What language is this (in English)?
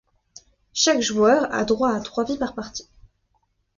French